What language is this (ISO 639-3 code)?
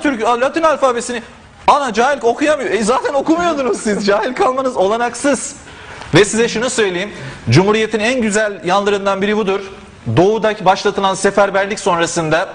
tur